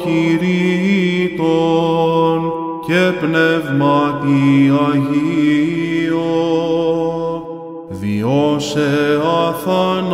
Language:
Greek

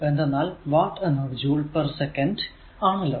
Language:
Malayalam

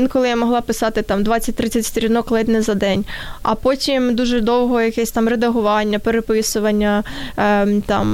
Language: Ukrainian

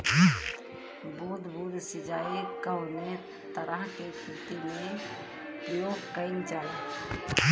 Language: Bhojpuri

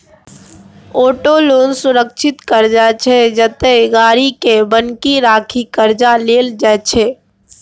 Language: Maithili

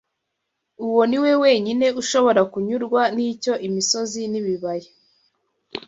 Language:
Kinyarwanda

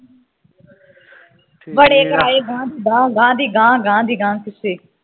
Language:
Punjabi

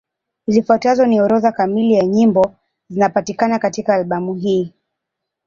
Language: Swahili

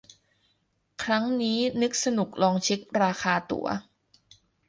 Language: Thai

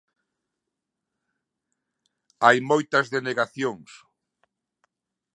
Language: Galician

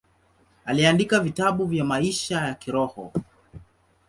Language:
Swahili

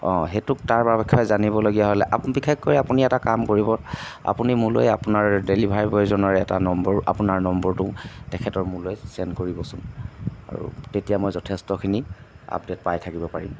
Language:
Assamese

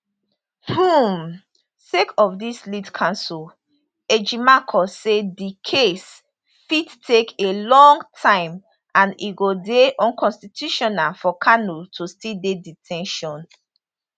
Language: Nigerian Pidgin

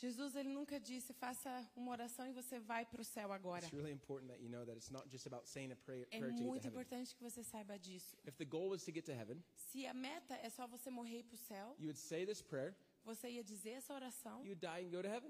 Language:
Portuguese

